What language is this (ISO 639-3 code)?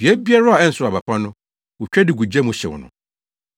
aka